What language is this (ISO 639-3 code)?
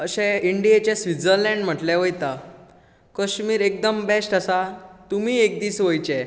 kok